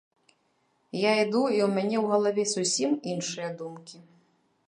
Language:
Belarusian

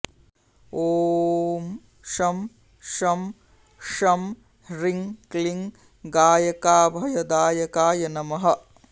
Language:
Sanskrit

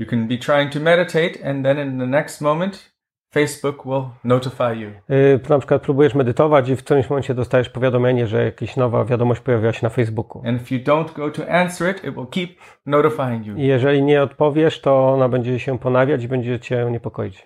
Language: Polish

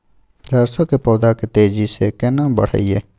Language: Maithili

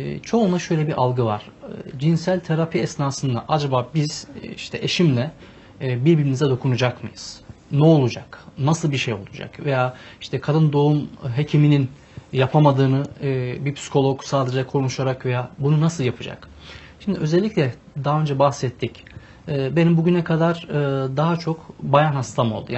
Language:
Turkish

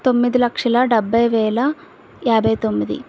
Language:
Telugu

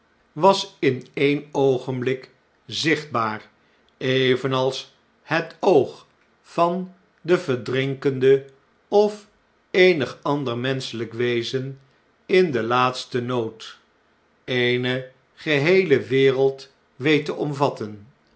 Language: Dutch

